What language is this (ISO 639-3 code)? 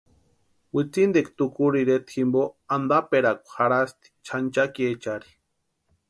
pua